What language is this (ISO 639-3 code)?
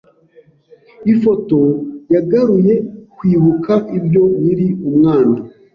kin